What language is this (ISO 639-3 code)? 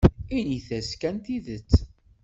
kab